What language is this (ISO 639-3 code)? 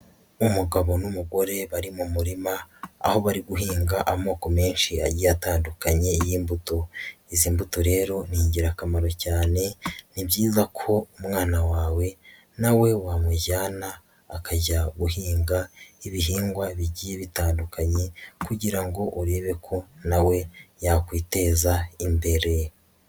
kin